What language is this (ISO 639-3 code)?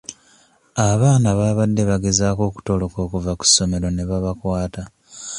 lug